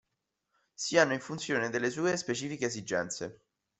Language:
Italian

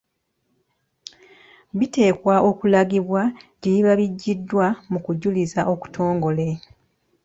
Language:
Ganda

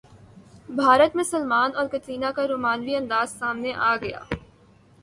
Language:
Urdu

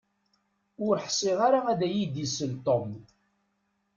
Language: Kabyle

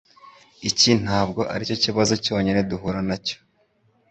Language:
Kinyarwanda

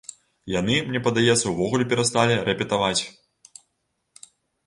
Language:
Belarusian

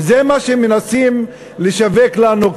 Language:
Hebrew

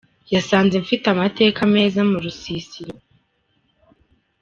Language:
Kinyarwanda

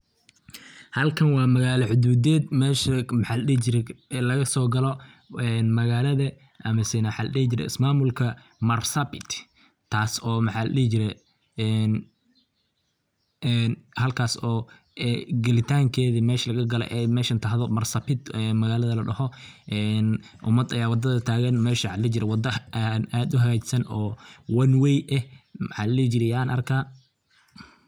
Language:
Somali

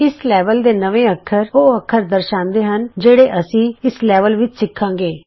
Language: Punjabi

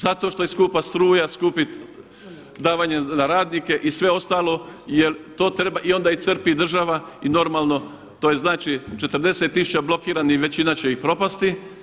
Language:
Croatian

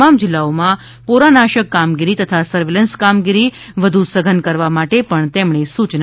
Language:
Gujarati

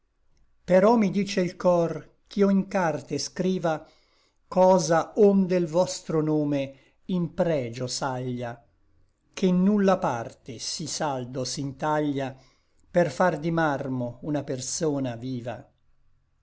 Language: Italian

